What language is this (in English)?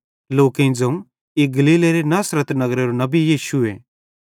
Bhadrawahi